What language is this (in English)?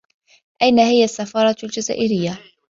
Arabic